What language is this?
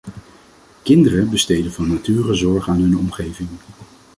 Dutch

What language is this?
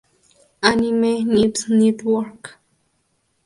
Spanish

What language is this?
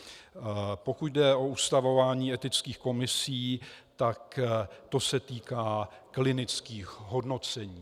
Czech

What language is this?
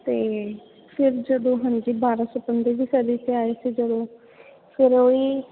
Punjabi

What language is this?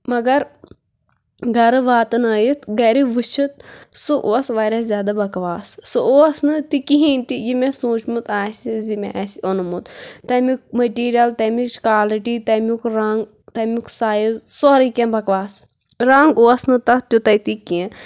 Kashmiri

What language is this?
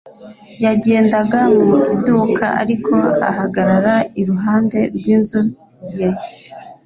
Kinyarwanda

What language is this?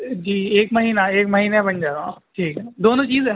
Urdu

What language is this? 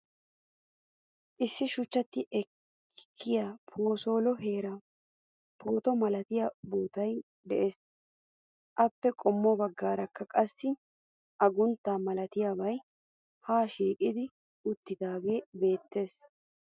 Wolaytta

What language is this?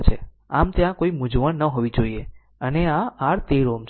Gujarati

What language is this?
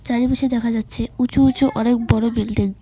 Bangla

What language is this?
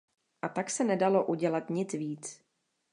Czech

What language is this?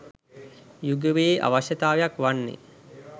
Sinhala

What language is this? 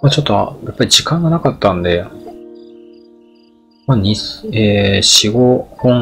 Japanese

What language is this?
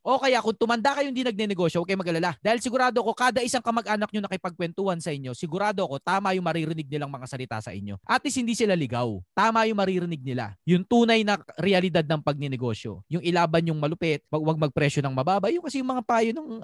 Filipino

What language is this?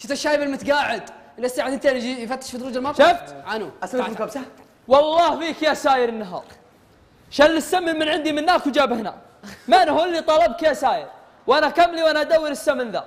Arabic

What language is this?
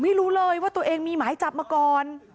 Thai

